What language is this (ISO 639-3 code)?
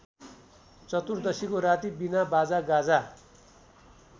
nep